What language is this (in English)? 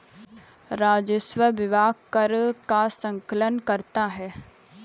Hindi